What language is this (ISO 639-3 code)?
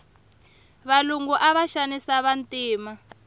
tso